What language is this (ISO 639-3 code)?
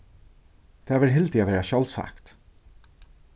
fao